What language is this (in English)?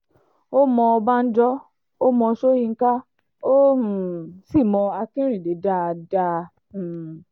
Yoruba